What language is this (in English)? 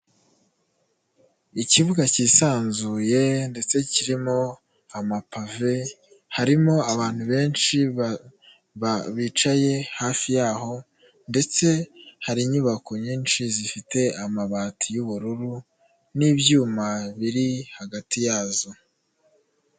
Kinyarwanda